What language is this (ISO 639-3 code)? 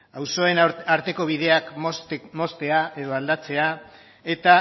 eus